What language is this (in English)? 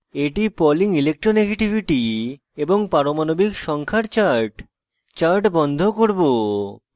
Bangla